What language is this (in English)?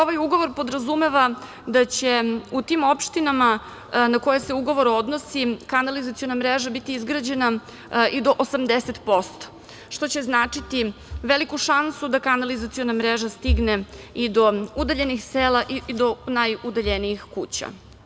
Serbian